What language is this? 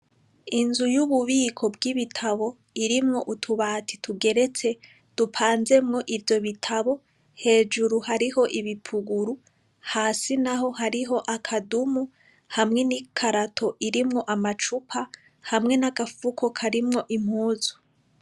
Rundi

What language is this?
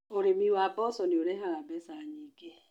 Kikuyu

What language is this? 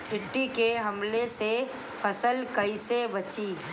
Bhojpuri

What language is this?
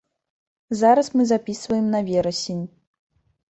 Belarusian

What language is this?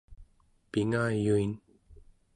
Central Yupik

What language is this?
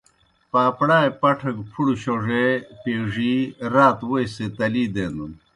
Kohistani Shina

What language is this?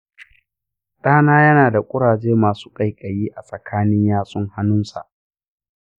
Hausa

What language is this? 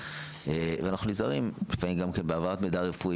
Hebrew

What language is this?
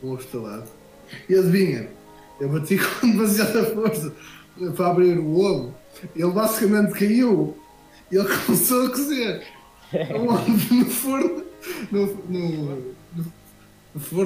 Portuguese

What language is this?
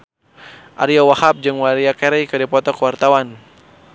Sundanese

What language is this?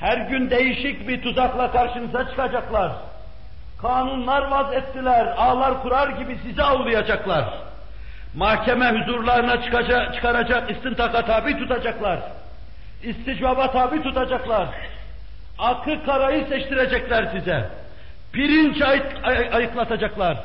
Turkish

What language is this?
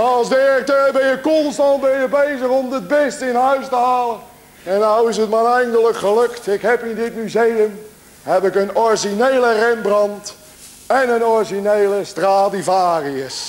Dutch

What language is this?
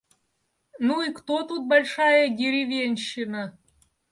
Russian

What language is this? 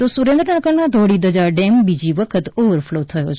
Gujarati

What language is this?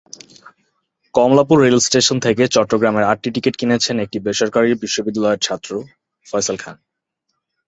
Bangla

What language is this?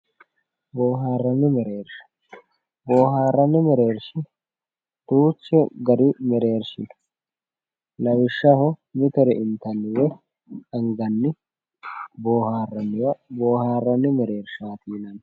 Sidamo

